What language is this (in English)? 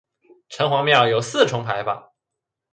Chinese